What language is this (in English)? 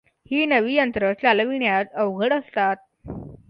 Marathi